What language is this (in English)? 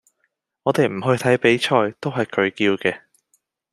Cantonese